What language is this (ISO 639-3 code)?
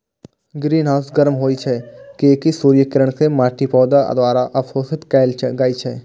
mai